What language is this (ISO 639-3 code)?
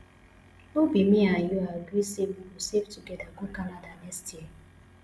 pcm